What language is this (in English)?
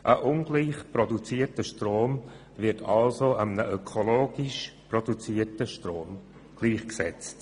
Swiss German